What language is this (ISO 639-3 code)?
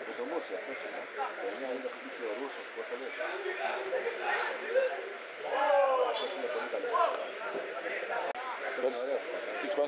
ell